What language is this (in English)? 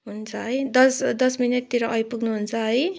Nepali